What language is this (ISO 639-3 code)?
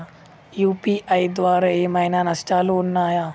tel